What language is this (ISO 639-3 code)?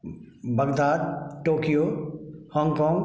hin